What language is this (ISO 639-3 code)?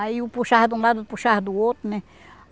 por